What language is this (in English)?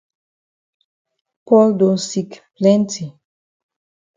Cameroon Pidgin